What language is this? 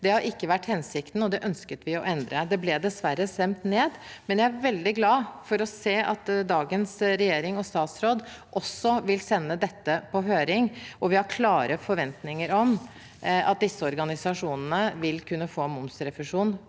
Norwegian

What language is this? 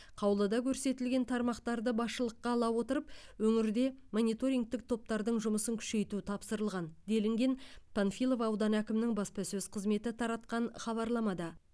Kazakh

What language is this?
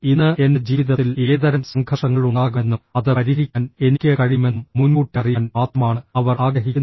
Malayalam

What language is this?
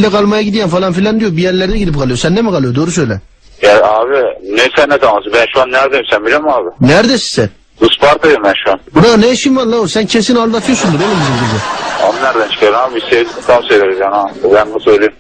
Turkish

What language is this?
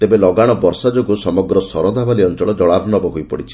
Odia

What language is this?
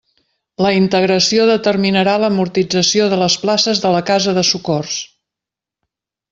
Catalan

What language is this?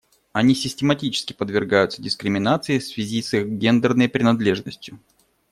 Russian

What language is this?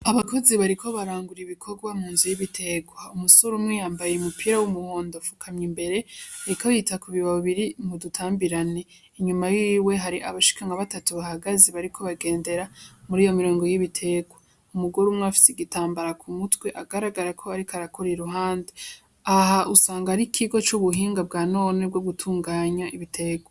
Rundi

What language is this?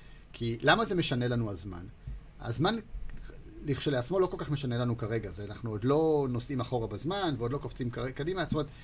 Hebrew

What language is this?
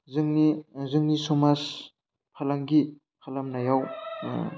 Bodo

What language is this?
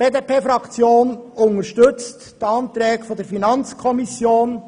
Swiss German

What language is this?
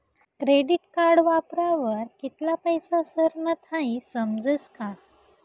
Marathi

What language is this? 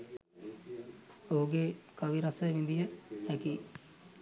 Sinhala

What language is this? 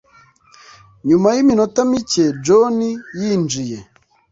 Kinyarwanda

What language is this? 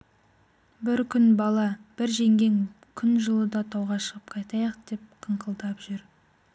Kazakh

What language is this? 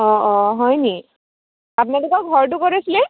Assamese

